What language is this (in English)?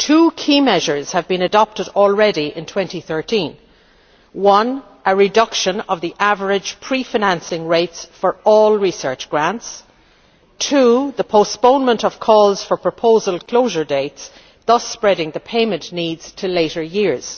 English